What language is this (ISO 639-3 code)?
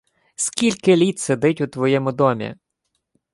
ukr